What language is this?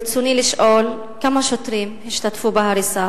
Hebrew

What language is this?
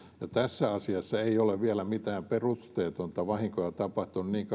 Finnish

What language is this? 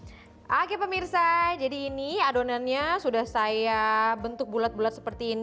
Indonesian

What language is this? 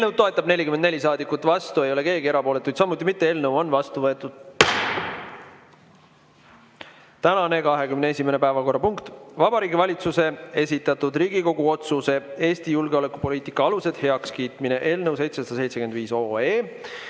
Estonian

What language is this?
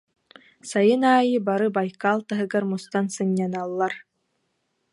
Yakut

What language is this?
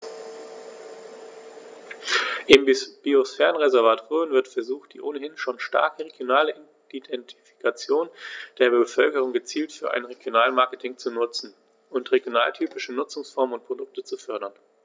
German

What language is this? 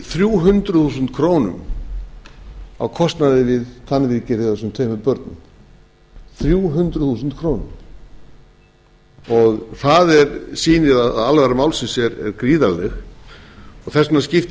Icelandic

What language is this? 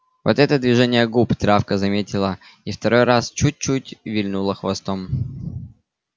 Russian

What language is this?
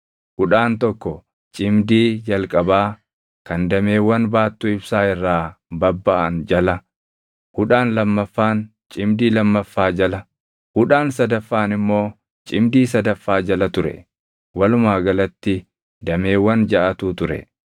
Oromo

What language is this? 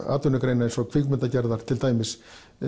Icelandic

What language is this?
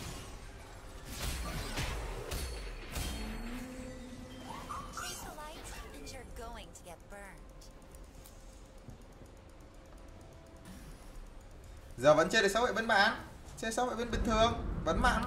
Vietnamese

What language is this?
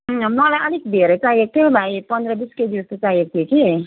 Nepali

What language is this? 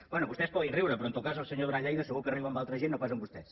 Catalan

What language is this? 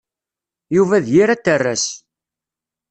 Kabyle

